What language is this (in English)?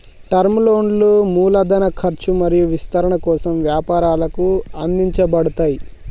Telugu